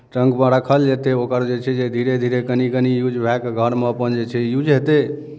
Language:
Maithili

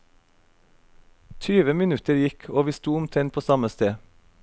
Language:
Norwegian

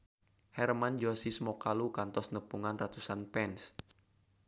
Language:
Sundanese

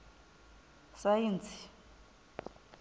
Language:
Venda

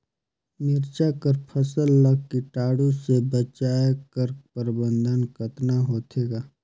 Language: Chhattisgarhi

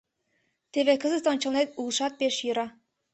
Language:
Mari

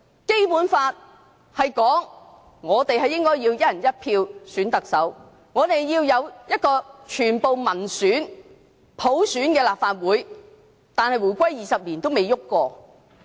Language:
Cantonese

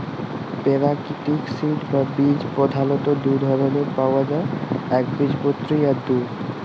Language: Bangla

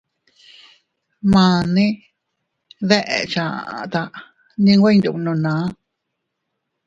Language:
Teutila Cuicatec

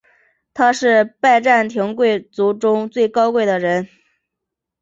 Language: Chinese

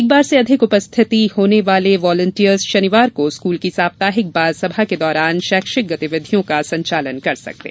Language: Hindi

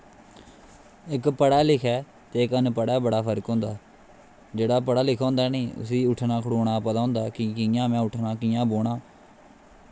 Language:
Dogri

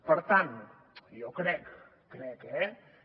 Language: Catalan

